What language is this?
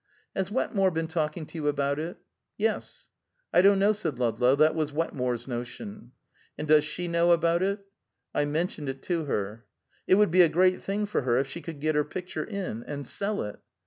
English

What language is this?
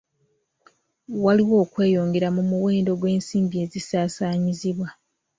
Ganda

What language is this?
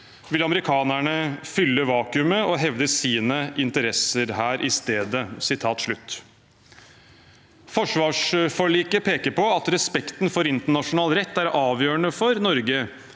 Norwegian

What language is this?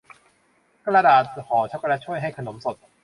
Thai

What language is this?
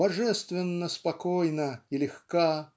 Russian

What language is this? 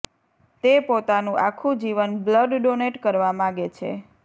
Gujarati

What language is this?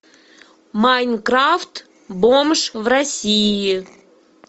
Russian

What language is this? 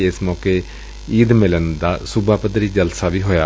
Punjabi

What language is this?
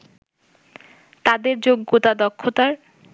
Bangla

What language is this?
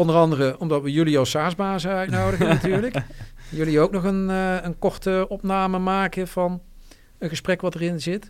Dutch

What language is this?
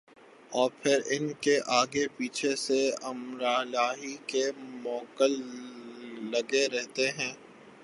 Urdu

